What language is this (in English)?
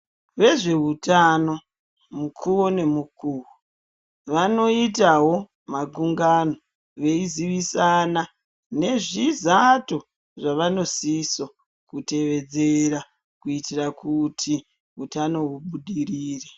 Ndau